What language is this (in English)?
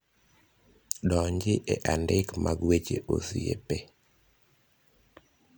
Luo (Kenya and Tanzania)